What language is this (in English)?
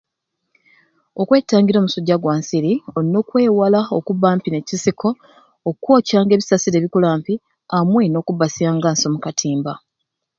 Ruuli